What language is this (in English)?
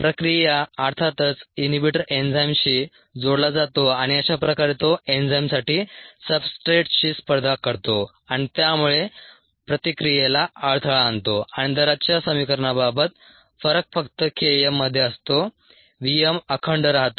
Marathi